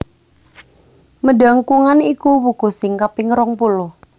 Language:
Javanese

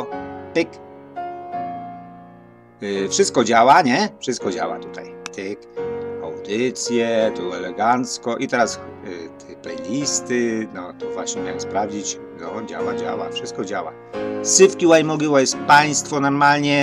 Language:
Polish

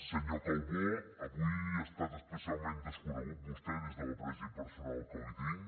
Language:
Catalan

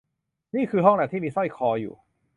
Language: Thai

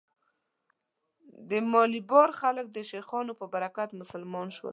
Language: Pashto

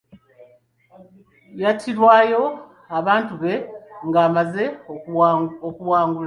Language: Ganda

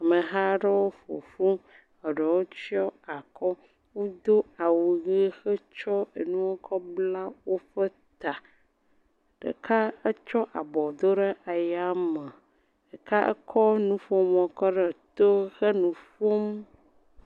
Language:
Ewe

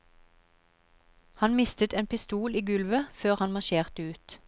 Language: Norwegian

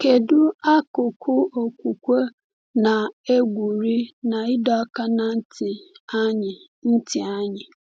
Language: Igbo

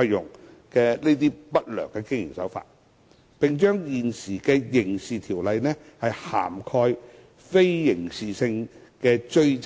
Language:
Cantonese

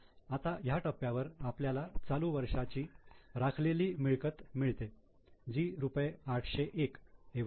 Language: Marathi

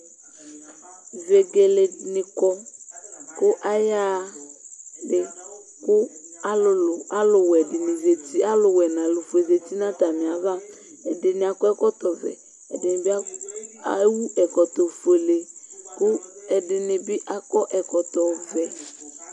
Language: Ikposo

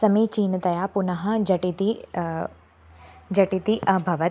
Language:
Sanskrit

